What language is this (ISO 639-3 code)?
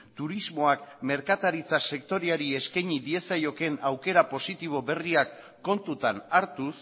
eus